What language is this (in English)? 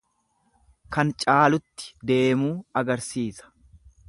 Oromo